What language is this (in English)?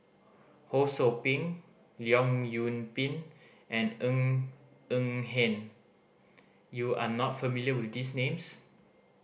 English